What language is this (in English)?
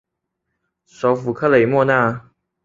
Chinese